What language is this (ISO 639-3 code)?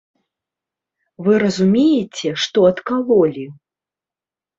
bel